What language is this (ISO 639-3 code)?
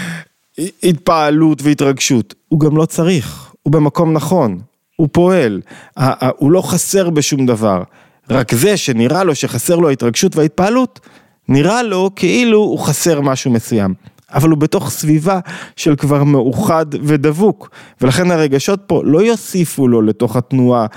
heb